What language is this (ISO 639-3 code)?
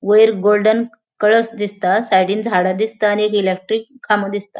kok